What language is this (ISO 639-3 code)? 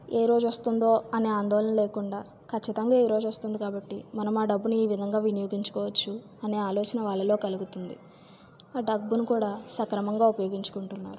tel